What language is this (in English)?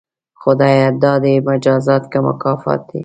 Pashto